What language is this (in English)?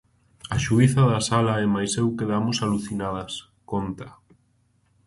Galician